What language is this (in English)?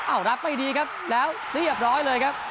Thai